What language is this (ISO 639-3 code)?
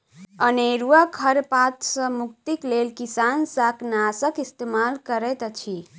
mai